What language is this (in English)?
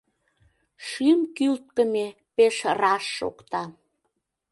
Mari